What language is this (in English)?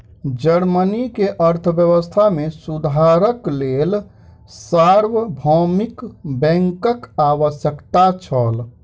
Maithili